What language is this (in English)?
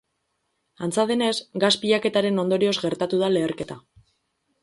Basque